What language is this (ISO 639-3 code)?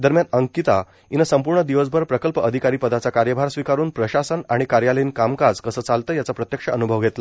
mar